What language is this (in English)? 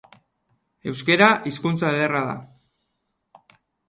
Basque